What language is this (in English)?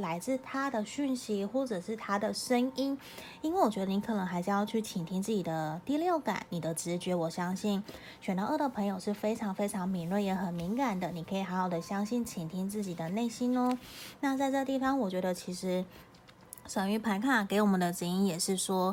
Chinese